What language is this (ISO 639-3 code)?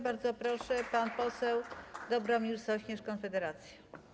pol